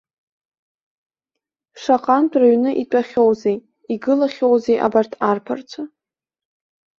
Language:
Abkhazian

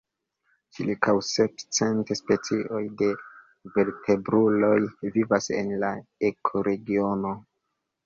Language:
Esperanto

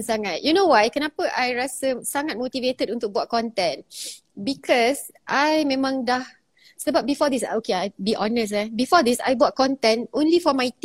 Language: Malay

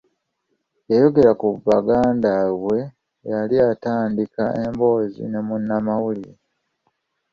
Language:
Ganda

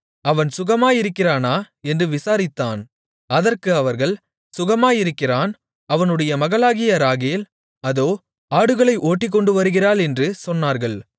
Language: Tamil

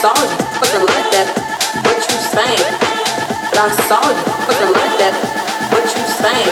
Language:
English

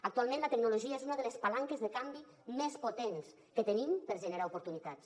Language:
Catalan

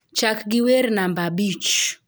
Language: Luo (Kenya and Tanzania)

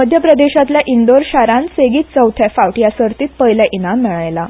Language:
Konkani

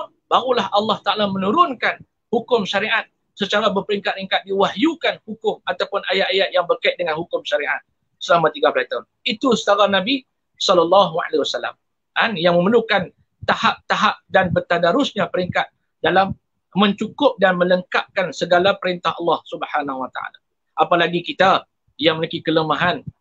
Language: Malay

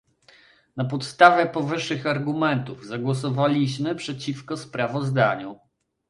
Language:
Polish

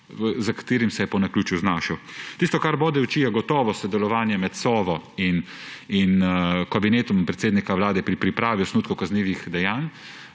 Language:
Slovenian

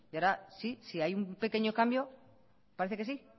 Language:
Spanish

